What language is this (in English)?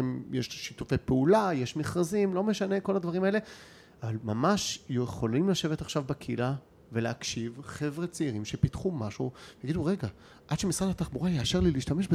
Hebrew